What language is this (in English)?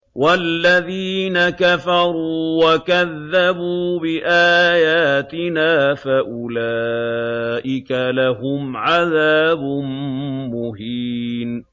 Arabic